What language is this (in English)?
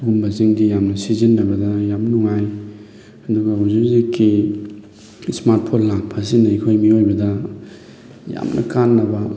Manipuri